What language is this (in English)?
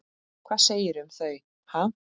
Icelandic